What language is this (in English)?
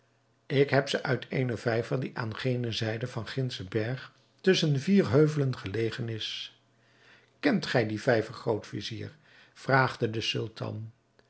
Dutch